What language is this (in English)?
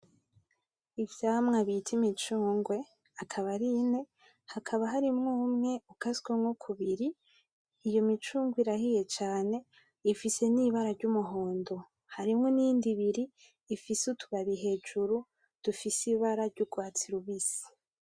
Rundi